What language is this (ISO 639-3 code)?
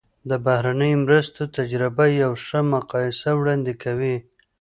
pus